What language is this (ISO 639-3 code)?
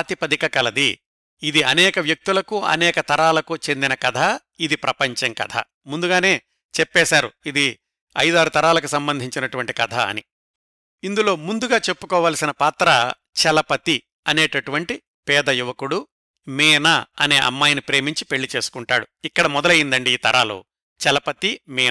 tel